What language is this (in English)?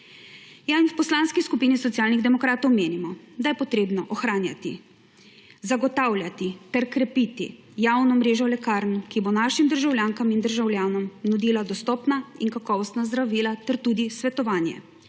Slovenian